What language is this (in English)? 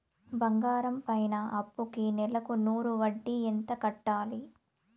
Telugu